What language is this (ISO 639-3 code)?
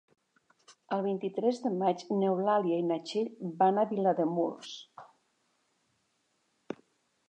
cat